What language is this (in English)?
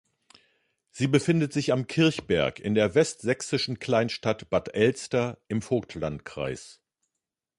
German